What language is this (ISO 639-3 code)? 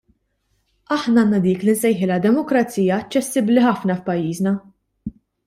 mlt